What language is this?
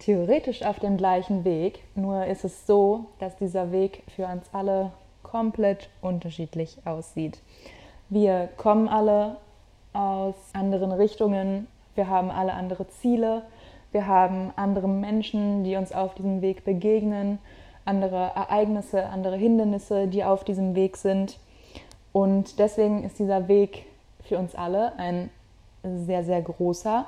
German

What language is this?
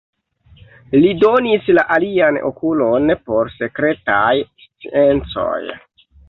Esperanto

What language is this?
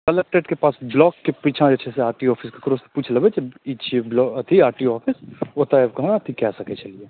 Maithili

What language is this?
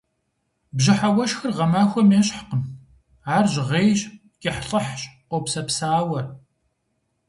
Kabardian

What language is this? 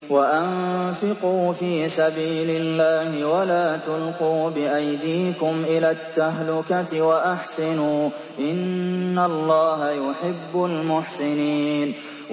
Arabic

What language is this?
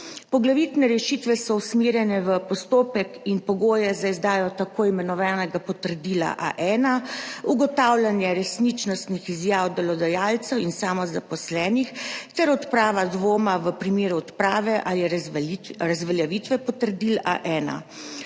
Slovenian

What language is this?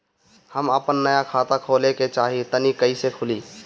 Bhojpuri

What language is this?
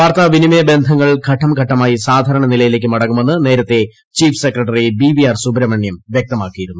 Malayalam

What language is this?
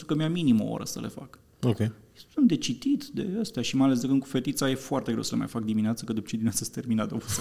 Romanian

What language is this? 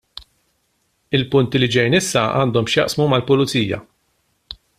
Maltese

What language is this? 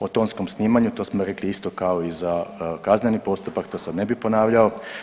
Croatian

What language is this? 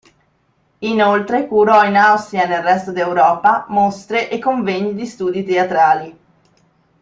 Italian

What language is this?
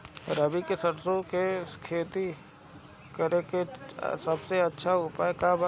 Bhojpuri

